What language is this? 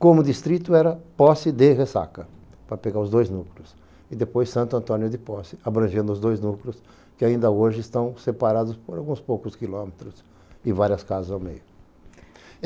Portuguese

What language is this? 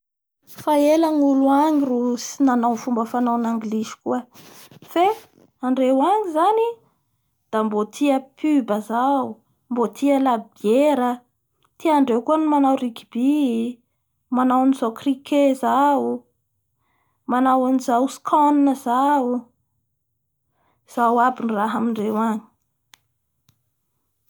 Bara Malagasy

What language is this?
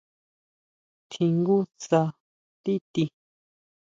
Huautla Mazatec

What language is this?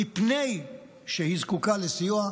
Hebrew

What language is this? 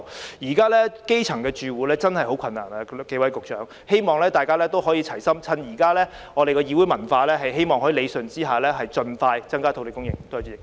Cantonese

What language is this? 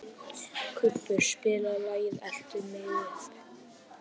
Icelandic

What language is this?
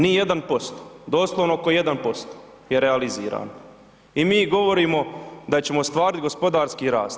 Croatian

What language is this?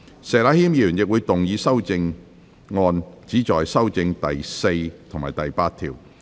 Cantonese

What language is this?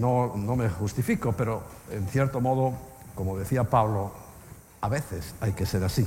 Spanish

